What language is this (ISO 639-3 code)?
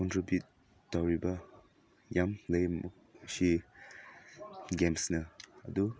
mni